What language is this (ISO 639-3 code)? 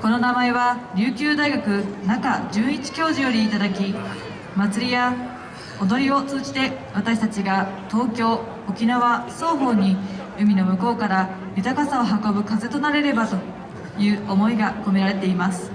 jpn